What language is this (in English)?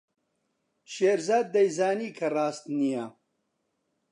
Central Kurdish